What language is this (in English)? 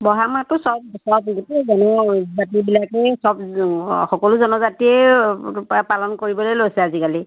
Assamese